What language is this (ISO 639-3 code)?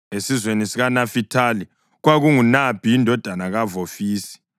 nde